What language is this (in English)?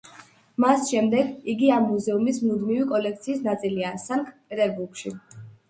Georgian